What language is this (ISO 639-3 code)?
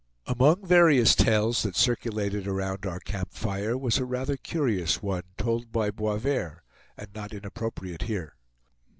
eng